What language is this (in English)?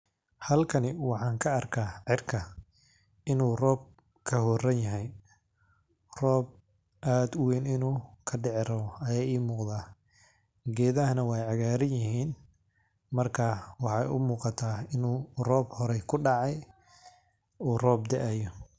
Somali